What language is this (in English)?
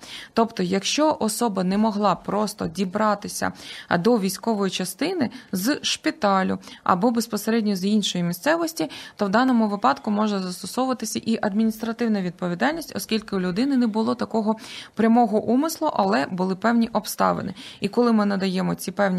Ukrainian